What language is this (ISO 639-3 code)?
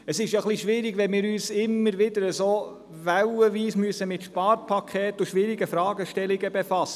gsw